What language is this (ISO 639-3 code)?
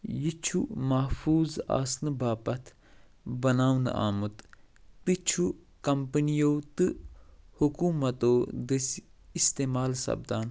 kas